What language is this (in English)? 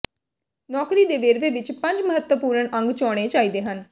Punjabi